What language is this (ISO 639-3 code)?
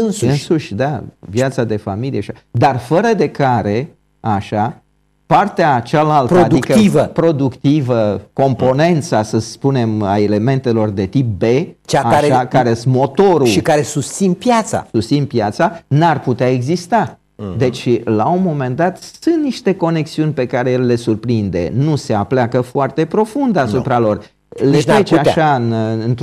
ron